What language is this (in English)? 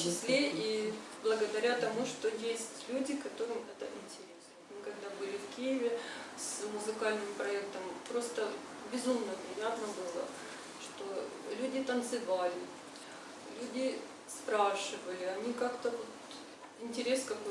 Russian